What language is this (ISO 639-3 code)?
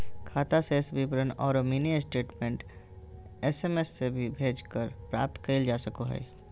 mag